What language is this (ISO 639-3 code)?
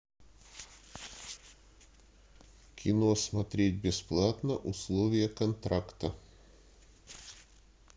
rus